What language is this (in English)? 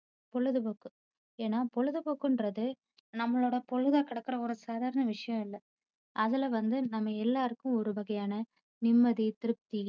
Tamil